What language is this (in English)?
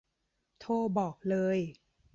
Thai